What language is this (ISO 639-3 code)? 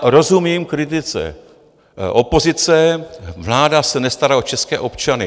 ces